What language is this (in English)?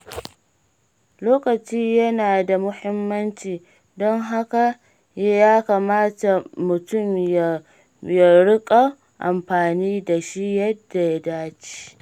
Hausa